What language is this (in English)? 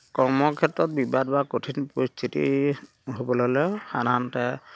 Assamese